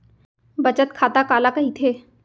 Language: Chhattisgarhi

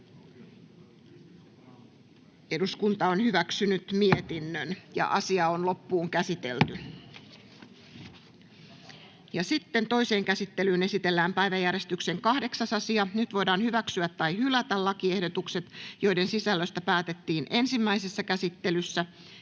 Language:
Finnish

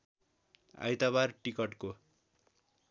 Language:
Nepali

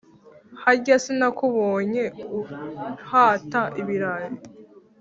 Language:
Kinyarwanda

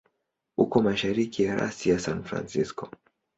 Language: Swahili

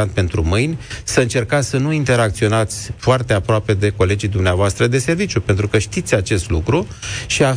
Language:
Romanian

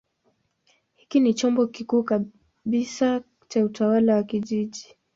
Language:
Swahili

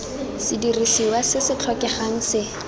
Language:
Tswana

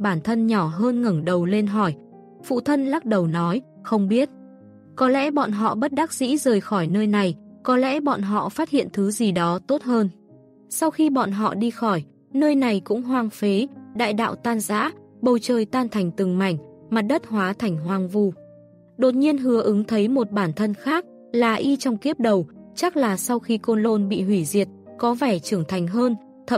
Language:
Vietnamese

